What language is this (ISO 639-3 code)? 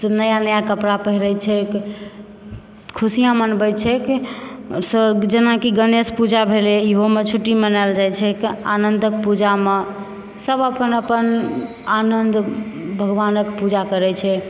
mai